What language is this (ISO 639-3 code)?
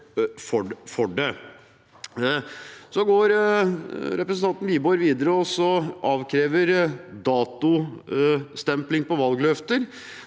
nor